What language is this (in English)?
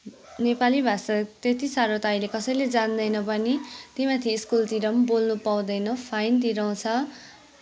Nepali